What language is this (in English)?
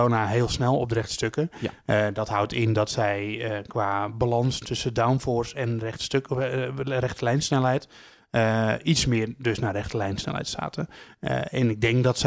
Dutch